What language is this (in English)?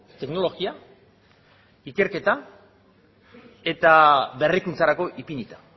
Basque